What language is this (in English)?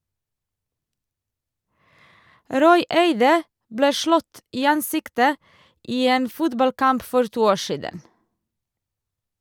Norwegian